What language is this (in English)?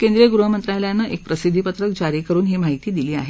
Marathi